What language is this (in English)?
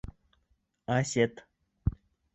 Bashkir